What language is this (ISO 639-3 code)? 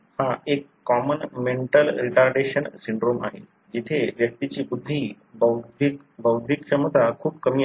mar